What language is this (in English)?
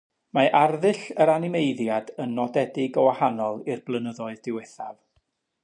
Welsh